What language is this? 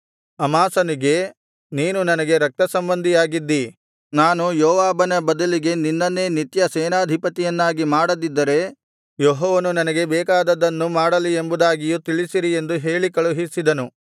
Kannada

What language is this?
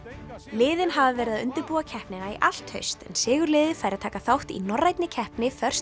Icelandic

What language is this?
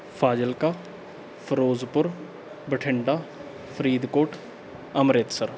Punjabi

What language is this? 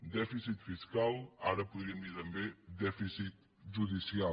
Catalan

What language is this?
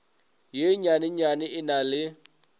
Northern Sotho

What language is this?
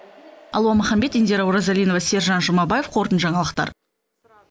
Kazakh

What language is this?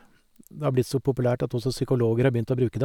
Norwegian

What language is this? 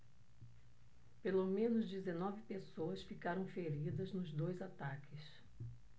Portuguese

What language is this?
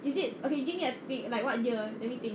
English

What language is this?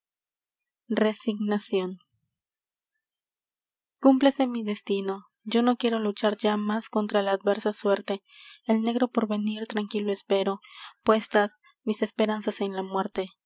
Spanish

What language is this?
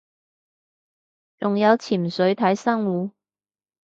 Cantonese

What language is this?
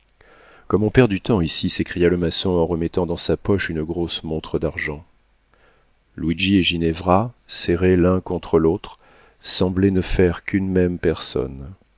French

